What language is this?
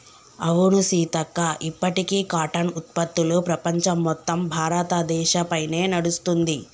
Telugu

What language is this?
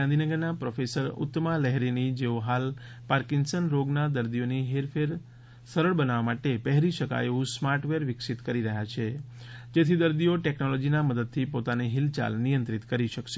Gujarati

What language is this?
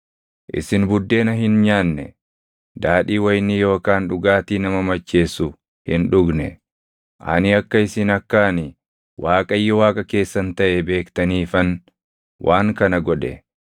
Oromo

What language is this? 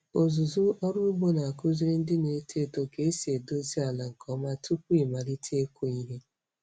Igbo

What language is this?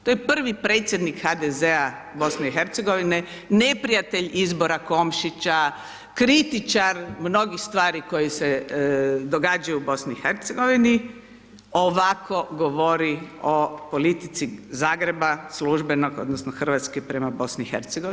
Croatian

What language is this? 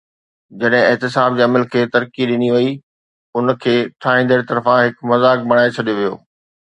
Sindhi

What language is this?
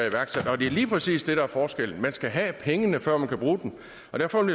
Danish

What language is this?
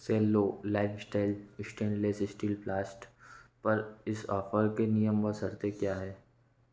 Hindi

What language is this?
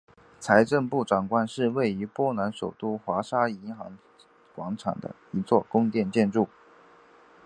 Chinese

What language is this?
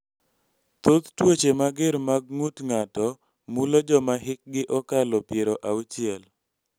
Luo (Kenya and Tanzania)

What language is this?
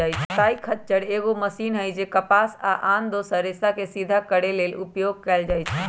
Magahi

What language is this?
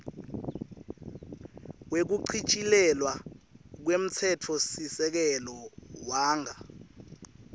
Swati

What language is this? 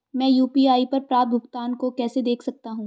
Hindi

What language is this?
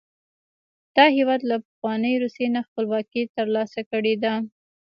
Pashto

